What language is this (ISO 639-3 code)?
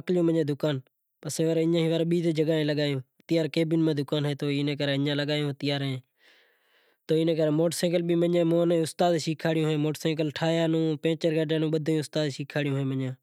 gjk